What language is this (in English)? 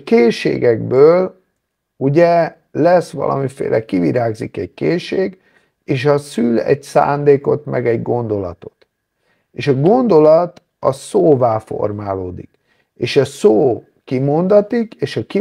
Hungarian